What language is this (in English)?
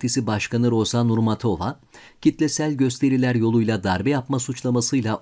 Turkish